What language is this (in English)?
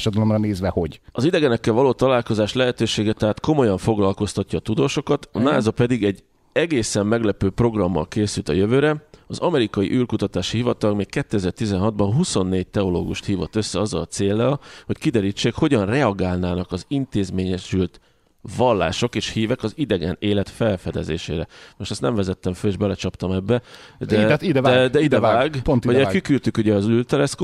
Hungarian